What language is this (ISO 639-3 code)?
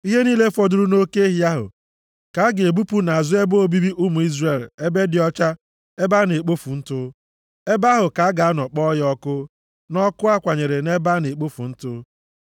ibo